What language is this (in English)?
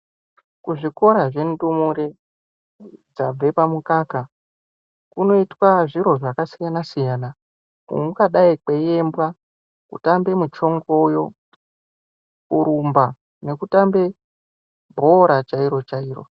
Ndau